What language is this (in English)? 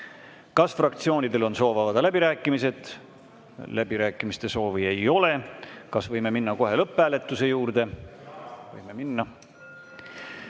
Estonian